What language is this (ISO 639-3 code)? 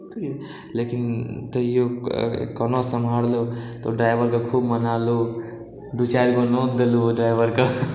mai